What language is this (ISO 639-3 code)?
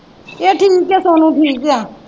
pan